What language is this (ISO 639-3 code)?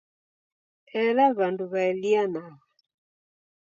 dav